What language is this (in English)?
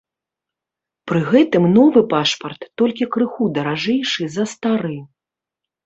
Belarusian